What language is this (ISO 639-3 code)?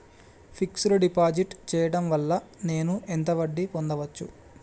tel